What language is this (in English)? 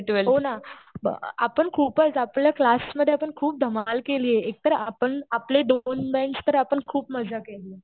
Marathi